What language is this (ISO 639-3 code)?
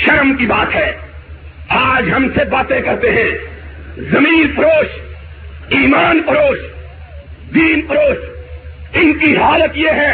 urd